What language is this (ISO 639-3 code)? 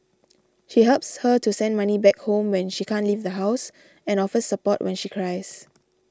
eng